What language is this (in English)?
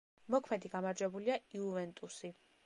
Georgian